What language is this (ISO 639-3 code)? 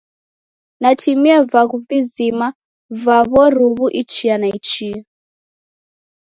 dav